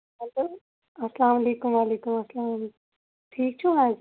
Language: Kashmiri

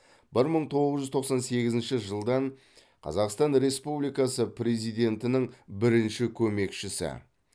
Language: Kazakh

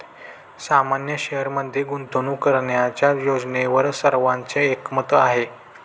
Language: Marathi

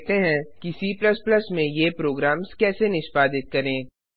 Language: Hindi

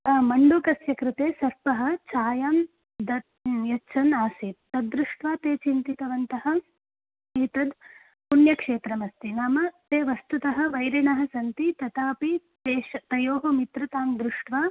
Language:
Sanskrit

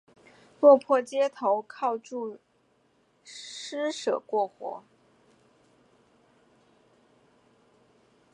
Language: Chinese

